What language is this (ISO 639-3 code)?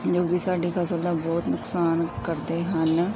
pan